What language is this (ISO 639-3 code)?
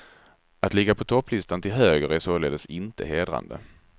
swe